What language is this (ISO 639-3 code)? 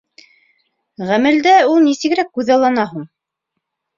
bak